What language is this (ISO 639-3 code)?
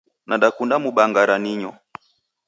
dav